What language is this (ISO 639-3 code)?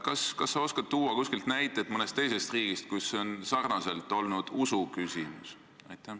est